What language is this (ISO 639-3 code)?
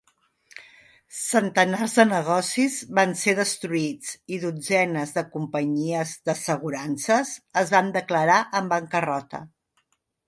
cat